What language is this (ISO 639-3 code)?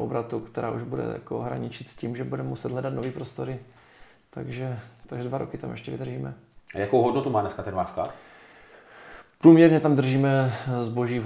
ces